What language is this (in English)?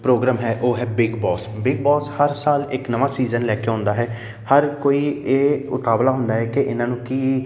Punjabi